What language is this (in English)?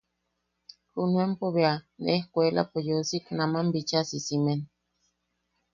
Yaqui